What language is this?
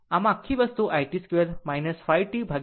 Gujarati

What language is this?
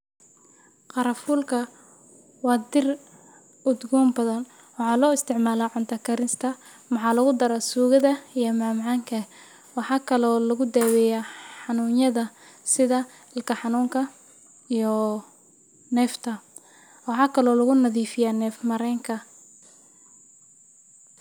Somali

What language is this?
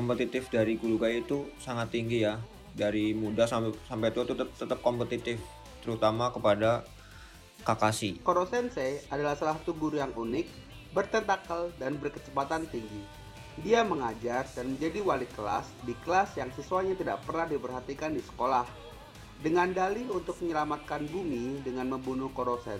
Indonesian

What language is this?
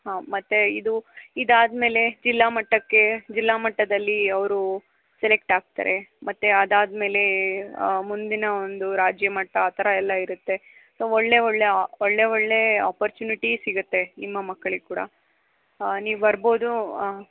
Kannada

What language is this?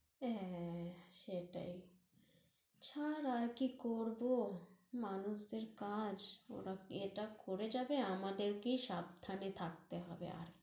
Bangla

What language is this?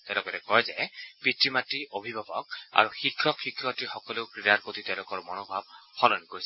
Assamese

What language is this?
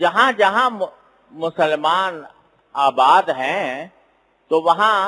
Urdu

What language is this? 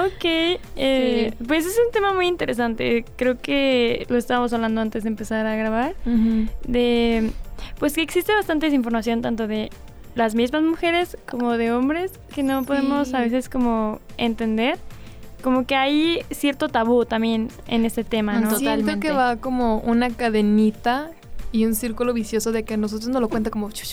Spanish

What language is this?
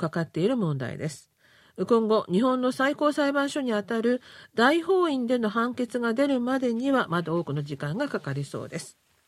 Japanese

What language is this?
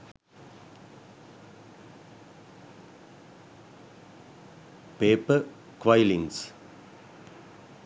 Sinhala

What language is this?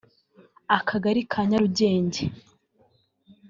Kinyarwanda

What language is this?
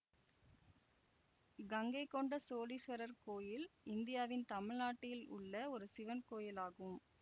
Tamil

